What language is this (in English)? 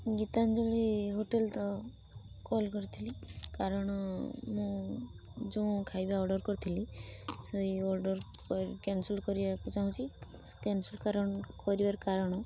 Odia